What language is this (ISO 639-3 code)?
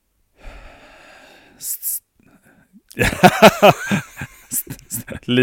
swe